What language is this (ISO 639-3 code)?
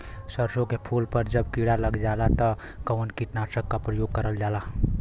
bho